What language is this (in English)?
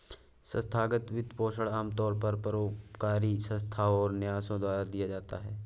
Hindi